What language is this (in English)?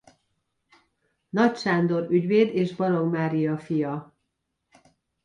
Hungarian